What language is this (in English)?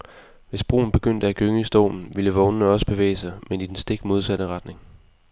Danish